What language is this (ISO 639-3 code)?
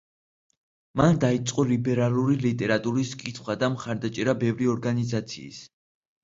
kat